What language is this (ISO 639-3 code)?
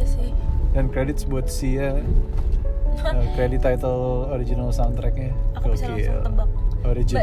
ind